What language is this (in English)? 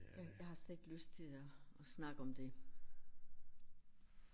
Danish